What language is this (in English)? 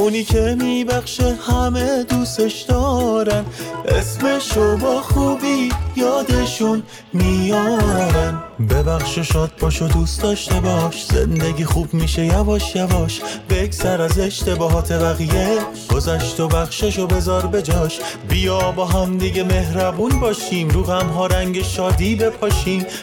Persian